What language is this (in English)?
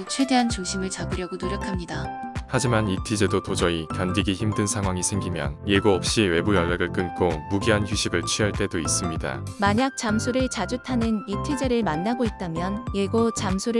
Korean